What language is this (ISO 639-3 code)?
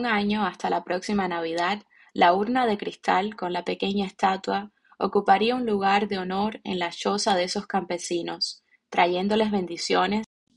spa